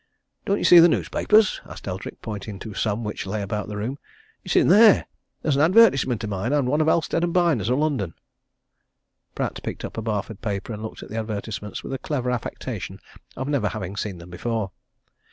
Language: English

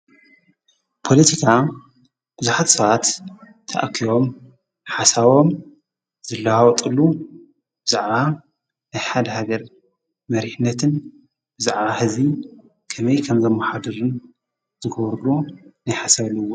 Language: Tigrinya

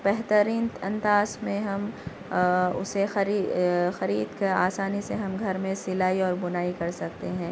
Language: Urdu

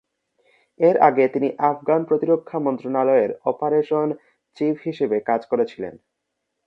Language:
Bangla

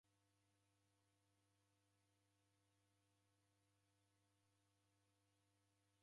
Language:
Taita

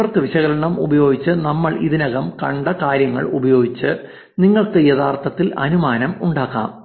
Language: Malayalam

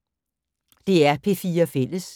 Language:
Danish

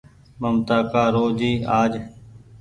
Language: Goaria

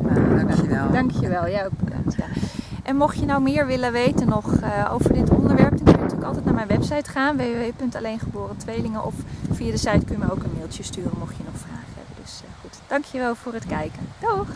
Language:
Dutch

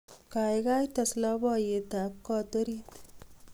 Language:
Kalenjin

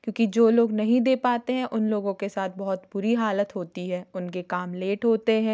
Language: Hindi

